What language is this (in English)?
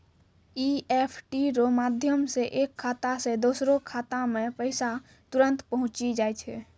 Maithili